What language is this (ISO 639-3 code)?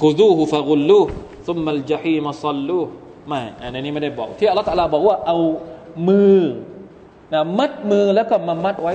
tha